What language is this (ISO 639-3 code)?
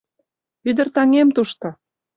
chm